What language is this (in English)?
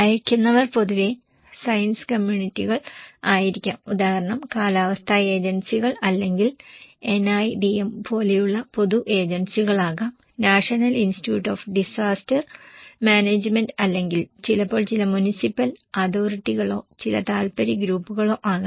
Malayalam